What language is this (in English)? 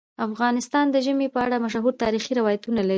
Pashto